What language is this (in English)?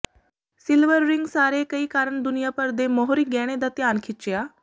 Punjabi